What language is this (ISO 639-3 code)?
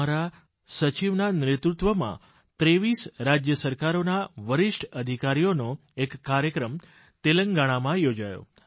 guj